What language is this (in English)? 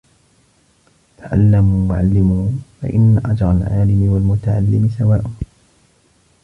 Arabic